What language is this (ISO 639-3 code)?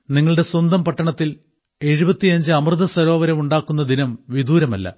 mal